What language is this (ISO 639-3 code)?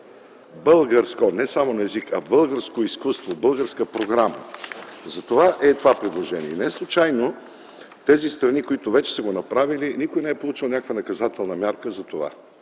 bul